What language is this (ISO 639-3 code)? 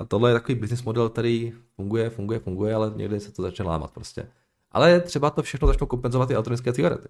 ces